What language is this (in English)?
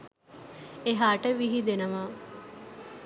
Sinhala